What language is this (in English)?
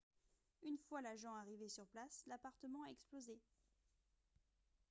French